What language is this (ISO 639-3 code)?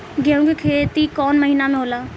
bho